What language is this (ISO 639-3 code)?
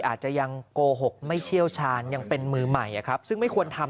tha